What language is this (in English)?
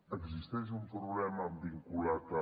Catalan